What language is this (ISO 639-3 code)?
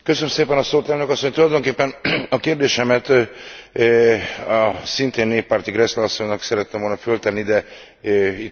hun